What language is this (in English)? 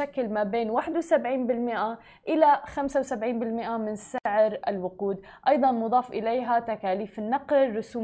Arabic